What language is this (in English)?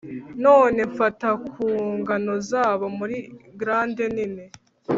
Kinyarwanda